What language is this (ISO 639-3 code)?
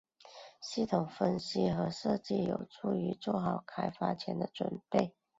zho